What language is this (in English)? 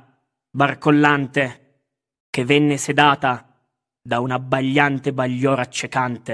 Italian